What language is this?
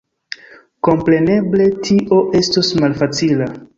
Esperanto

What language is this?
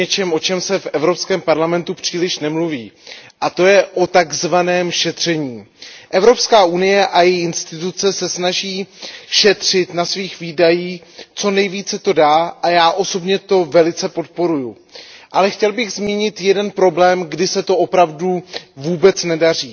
Czech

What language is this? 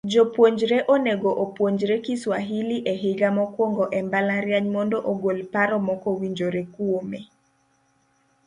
Luo (Kenya and Tanzania)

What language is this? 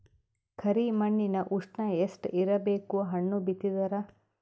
Kannada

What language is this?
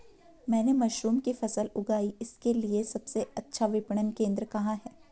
Hindi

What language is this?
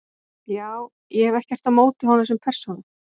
Icelandic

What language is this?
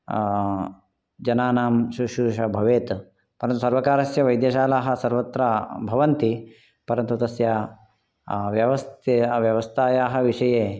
Sanskrit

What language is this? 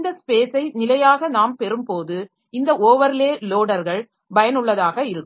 Tamil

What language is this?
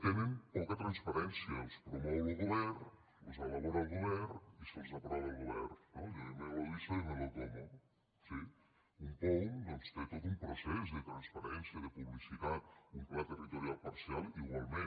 Catalan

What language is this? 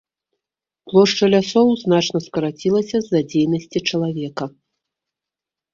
Belarusian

